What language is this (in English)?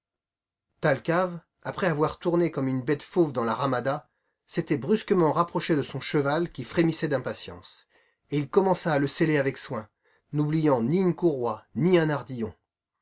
French